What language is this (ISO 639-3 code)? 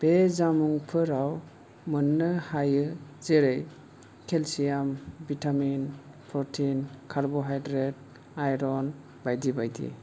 brx